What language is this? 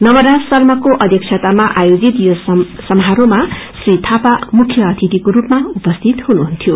Nepali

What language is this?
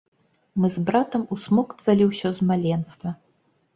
Belarusian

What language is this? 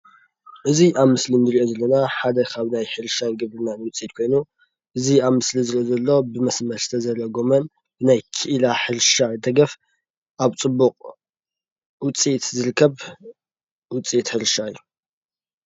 Tigrinya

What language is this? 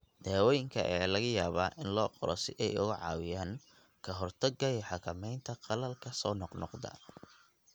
Somali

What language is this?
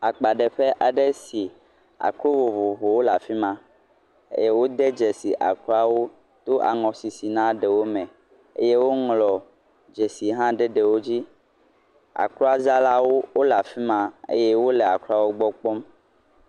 Ewe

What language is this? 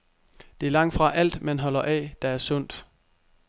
Danish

